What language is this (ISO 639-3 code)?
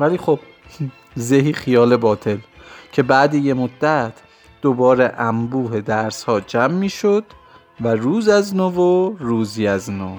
fas